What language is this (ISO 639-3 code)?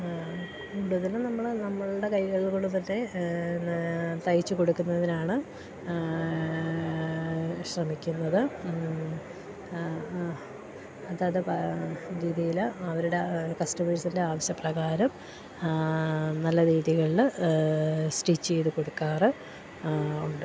mal